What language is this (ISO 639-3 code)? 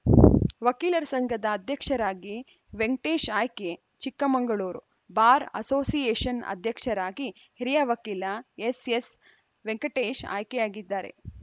kan